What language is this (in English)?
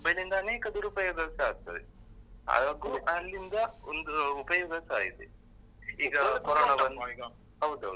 Kannada